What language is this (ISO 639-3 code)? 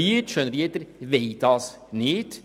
gsw